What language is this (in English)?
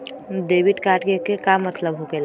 Magahi